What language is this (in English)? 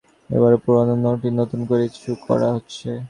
Bangla